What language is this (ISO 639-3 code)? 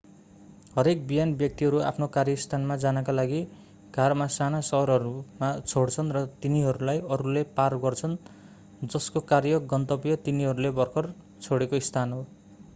nep